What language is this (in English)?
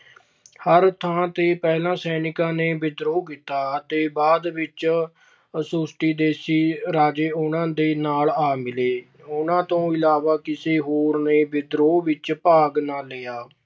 Punjabi